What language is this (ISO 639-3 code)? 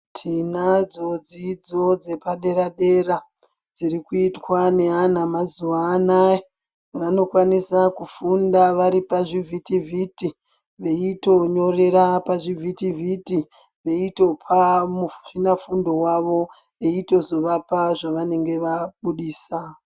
ndc